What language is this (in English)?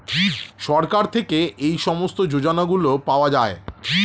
Bangla